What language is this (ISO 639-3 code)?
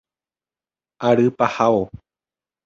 grn